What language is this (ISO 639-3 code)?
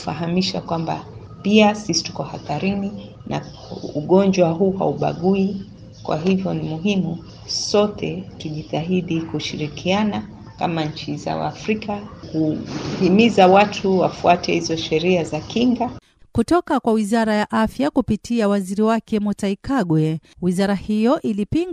swa